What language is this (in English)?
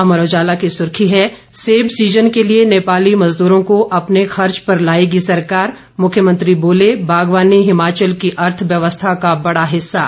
Hindi